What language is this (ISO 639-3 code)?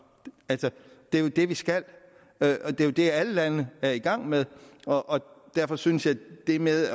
dan